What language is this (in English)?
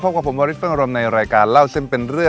Thai